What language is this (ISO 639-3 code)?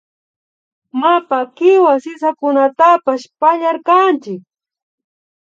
qvi